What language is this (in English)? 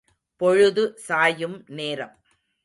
Tamil